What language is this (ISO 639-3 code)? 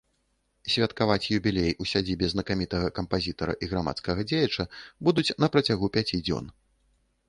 bel